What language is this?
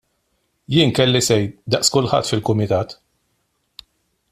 Maltese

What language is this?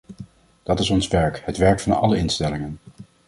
Dutch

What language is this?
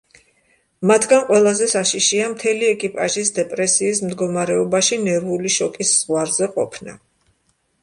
Georgian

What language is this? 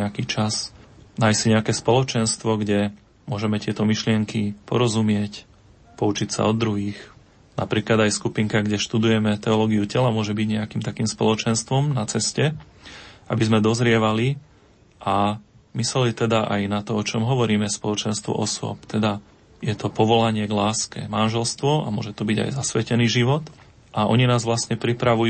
Slovak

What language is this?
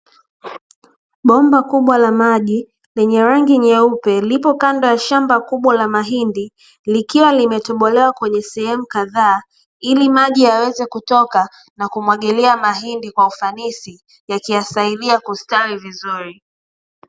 Swahili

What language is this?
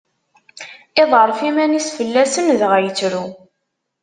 Kabyle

